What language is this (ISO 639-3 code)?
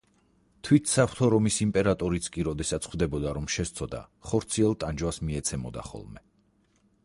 kat